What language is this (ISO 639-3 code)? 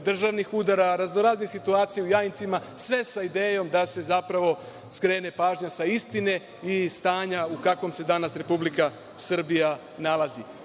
srp